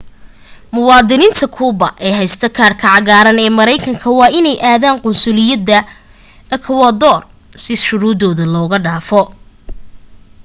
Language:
Somali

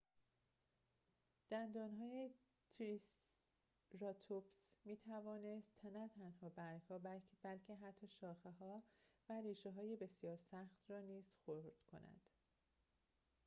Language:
Persian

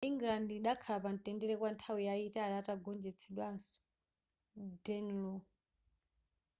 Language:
Nyanja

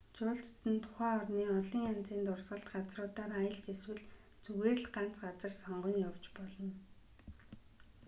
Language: Mongolian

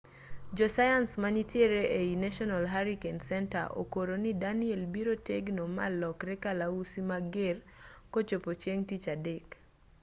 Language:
Luo (Kenya and Tanzania)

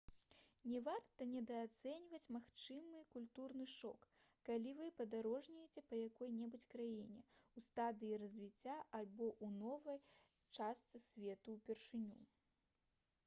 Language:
Belarusian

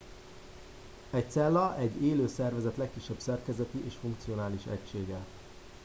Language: Hungarian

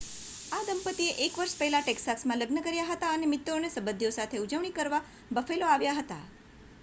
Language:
Gujarati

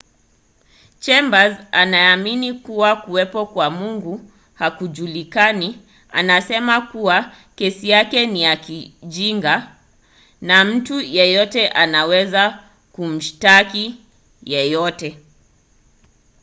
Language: Swahili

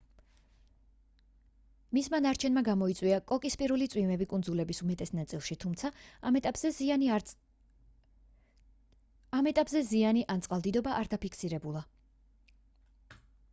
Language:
Georgian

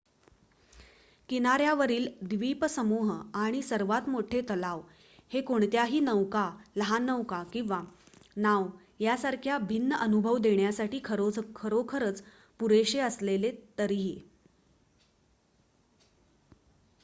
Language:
Marathi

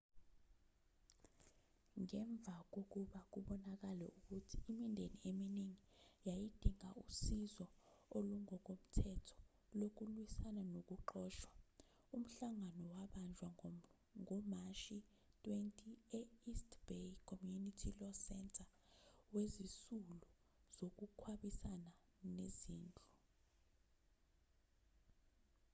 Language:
Zulu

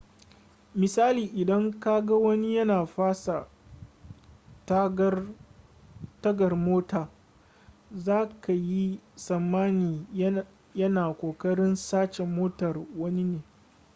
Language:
Hausa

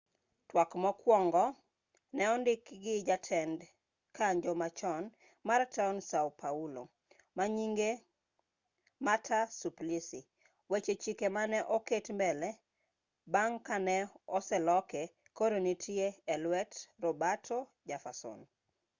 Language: Luo (Kenya and Tanzania)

